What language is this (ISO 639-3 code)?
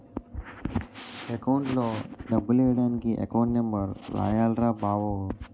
tel